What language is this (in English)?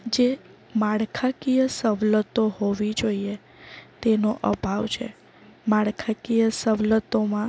Gujarati